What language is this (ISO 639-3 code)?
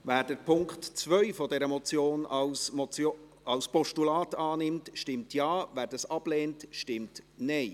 gsw